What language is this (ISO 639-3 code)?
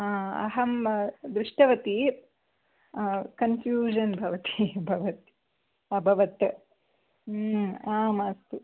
san